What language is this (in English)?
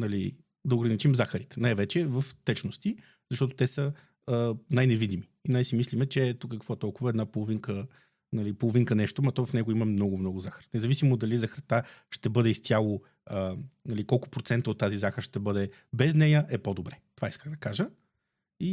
Bulgarian